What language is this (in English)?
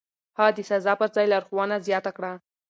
Pashto